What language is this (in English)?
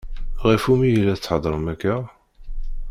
Kabyle